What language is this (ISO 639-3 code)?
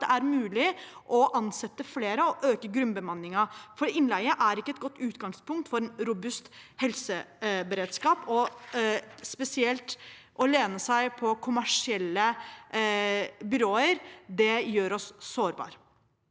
nor